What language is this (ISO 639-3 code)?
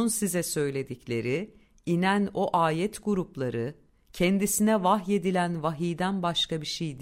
tur